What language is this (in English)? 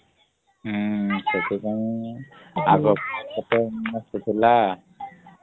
Odia